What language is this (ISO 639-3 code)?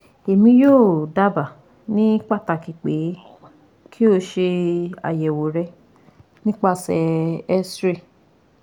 yor